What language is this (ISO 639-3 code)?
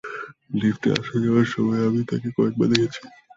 ben